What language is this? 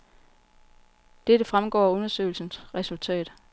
Danish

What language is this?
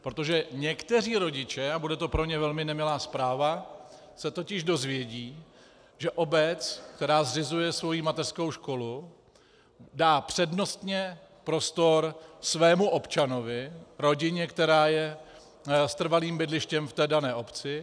Czech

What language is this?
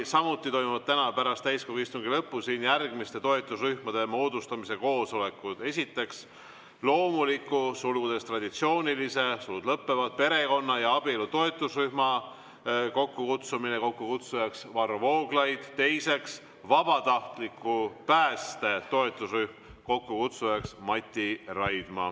Estonian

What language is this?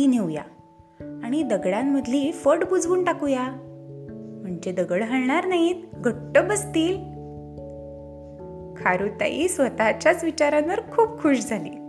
Marathi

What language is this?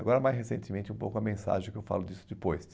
Portuguese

